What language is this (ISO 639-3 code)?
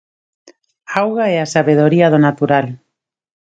glg